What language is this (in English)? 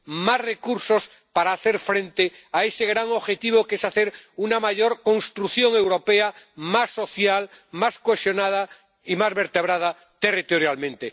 Spanish